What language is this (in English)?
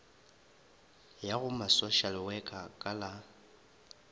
Northern Sotho